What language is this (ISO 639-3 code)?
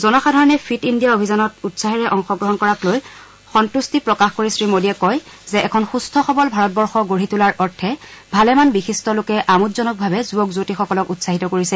asm